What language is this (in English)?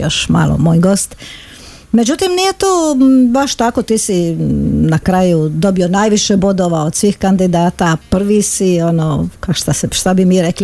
Croatian